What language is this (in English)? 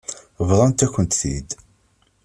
Kabyle